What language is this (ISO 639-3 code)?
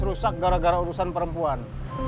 ind